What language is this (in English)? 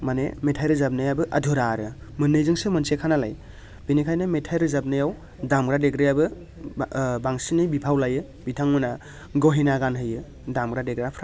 Bodo